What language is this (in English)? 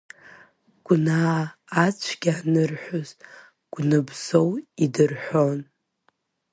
Abkhazian